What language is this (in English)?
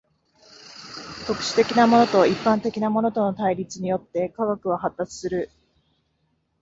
Japanese